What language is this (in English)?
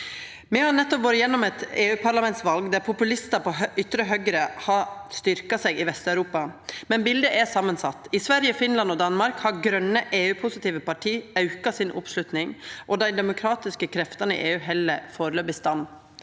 Norwegian